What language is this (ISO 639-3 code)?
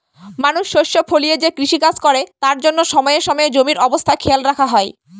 ben